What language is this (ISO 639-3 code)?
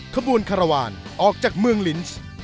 tha